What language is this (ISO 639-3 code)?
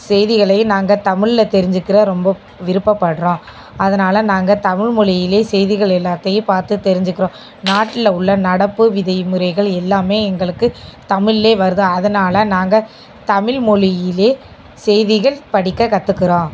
tam